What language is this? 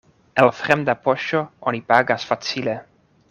Esperanto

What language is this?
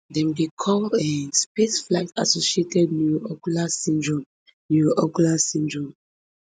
Nigerian Pidgin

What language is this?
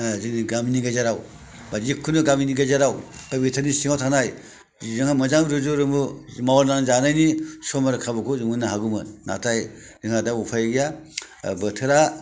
Bodo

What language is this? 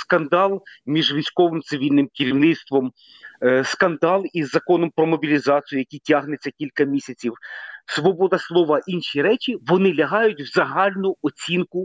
Ukrainian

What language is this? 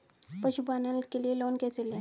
Hindi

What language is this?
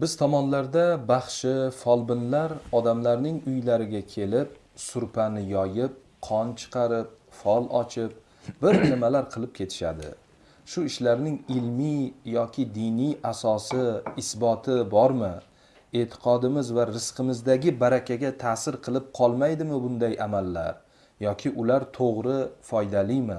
Turkish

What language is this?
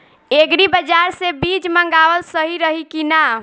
Bhojpuri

